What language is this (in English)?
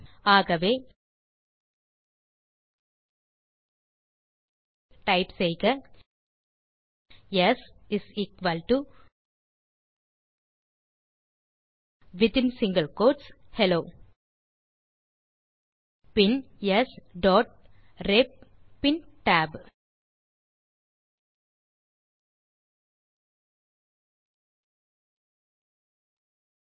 Tamil